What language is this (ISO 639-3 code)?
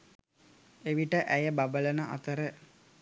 sin